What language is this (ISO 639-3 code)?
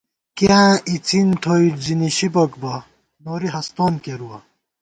gwt